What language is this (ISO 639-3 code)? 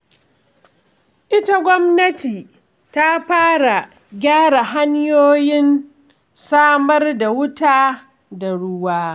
hau